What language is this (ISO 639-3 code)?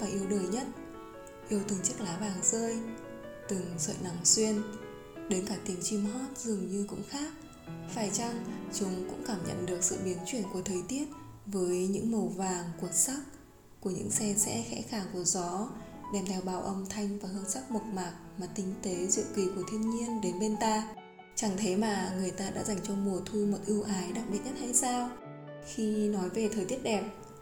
vie